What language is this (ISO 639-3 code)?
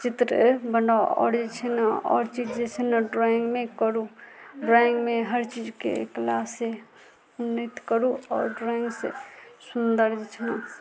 mai